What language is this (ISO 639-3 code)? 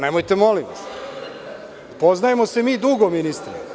srp